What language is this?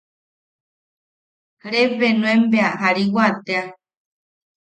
Yaqui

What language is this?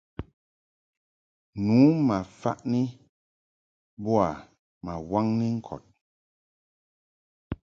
Mungaka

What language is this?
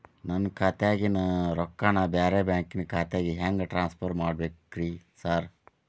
Kannada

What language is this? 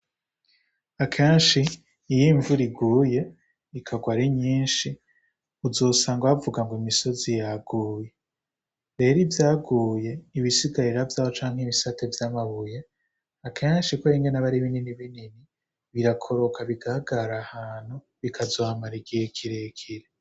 Rundi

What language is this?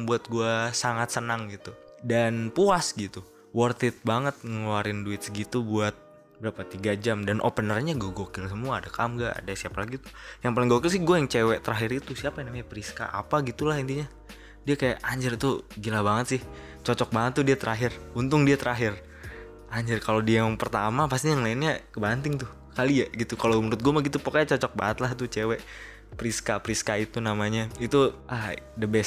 Indonesian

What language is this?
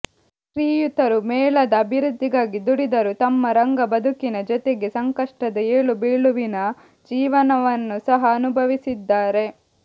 Kannada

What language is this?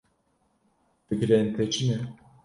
Kurdish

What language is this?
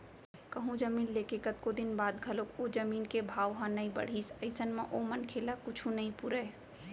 Chhattisgarhi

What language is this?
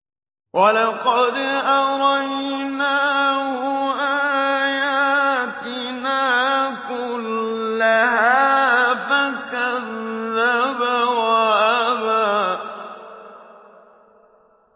Arabic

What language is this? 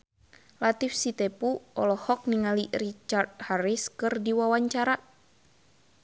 Sundanese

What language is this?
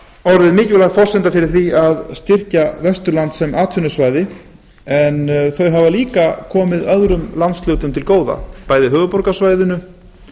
Icelandic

